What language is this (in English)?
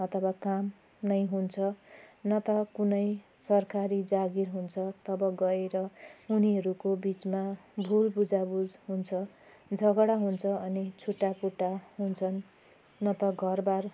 Nepali